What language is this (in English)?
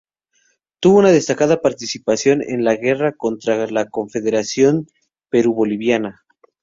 Spanish